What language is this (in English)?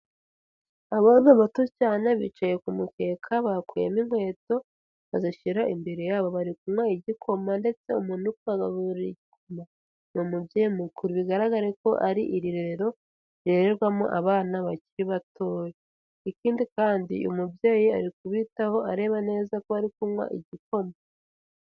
Kinyarwanda